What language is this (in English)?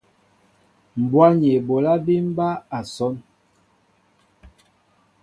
Mbo (Cameroon)